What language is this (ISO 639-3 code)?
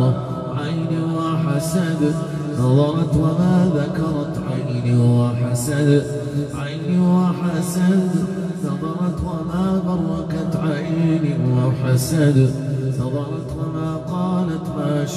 ara